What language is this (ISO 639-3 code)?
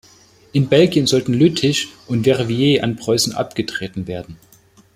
deu